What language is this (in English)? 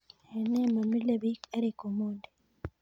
Kalenjin